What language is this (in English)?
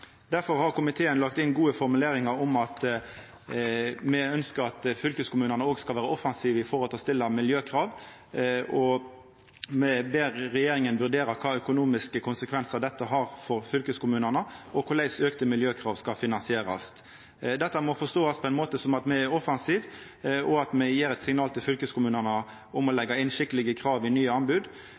Norwegian Nynorsk